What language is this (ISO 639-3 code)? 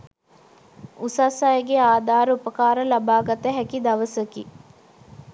sin